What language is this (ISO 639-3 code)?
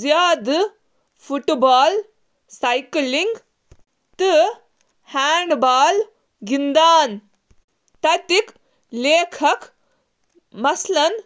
kas